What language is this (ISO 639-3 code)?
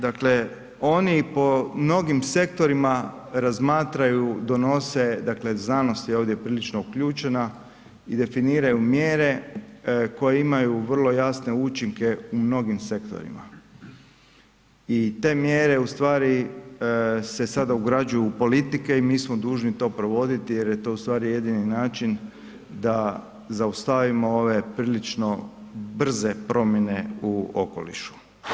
hrv